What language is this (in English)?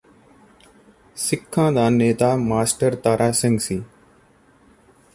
Punjabi